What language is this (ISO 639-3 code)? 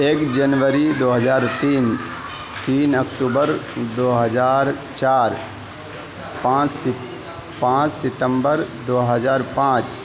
urd